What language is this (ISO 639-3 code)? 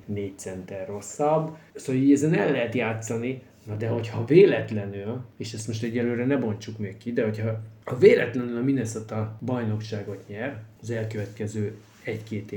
hun